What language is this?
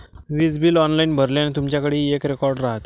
Marathi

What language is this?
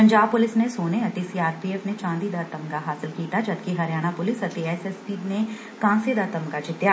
Punjabi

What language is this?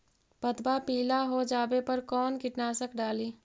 Magahi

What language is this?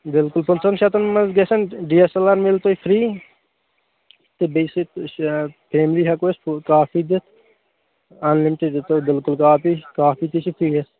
Kashmiri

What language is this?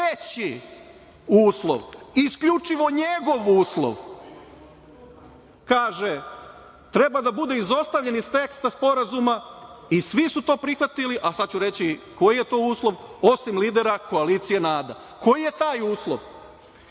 Serbian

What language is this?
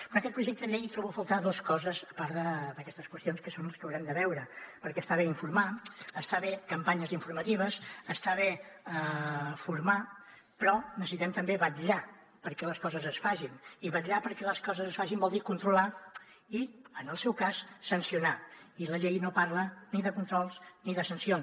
Catalan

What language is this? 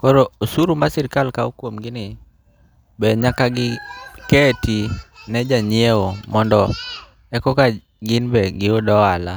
Luo (Kenya and Tanzania)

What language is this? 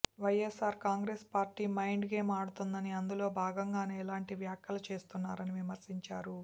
Telugu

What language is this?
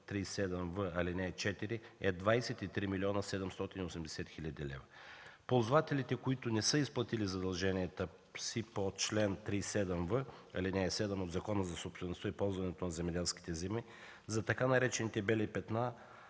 Bulgarian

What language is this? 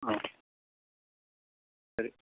Malayalam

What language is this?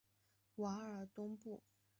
Chinese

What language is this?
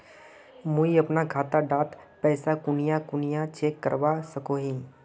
Magahi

